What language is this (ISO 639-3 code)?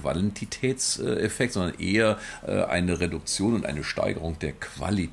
deu